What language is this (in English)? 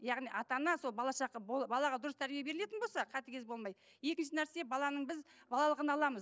Kazakh